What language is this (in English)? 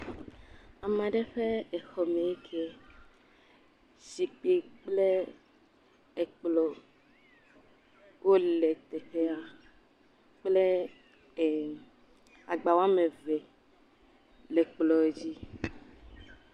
Ewe